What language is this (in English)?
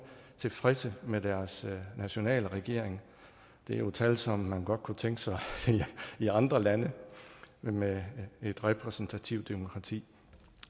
Danish